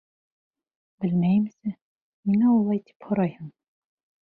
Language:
Bashkir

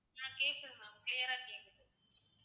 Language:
Tamil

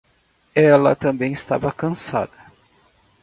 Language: Portuguese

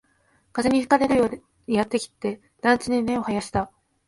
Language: Japanese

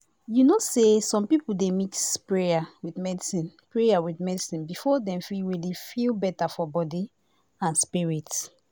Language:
Nigerian Pidgin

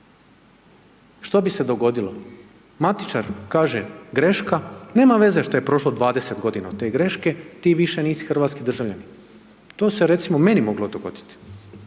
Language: Croatian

